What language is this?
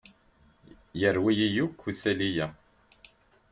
Kabyle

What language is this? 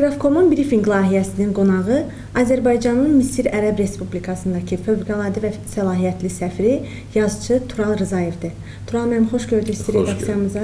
Turkish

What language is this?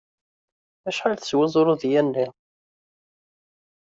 Kabyle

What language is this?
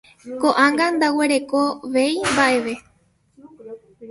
Guarani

